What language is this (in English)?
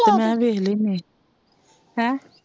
Punjabi